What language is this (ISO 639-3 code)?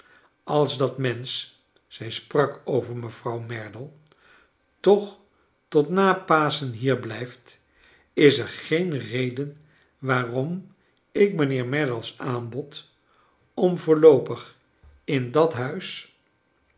nld